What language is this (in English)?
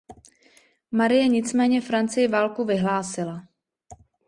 Czech